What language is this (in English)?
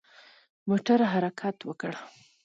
Pashto